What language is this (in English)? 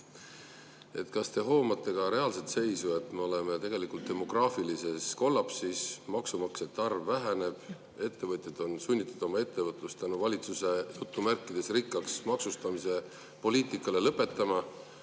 Estonian